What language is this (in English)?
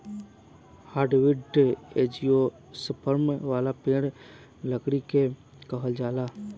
Bhojpuri